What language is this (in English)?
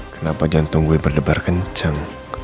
Indonesian